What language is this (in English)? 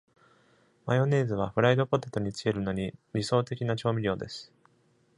Japanese